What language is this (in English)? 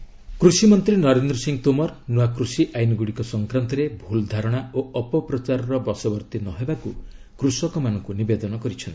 Odia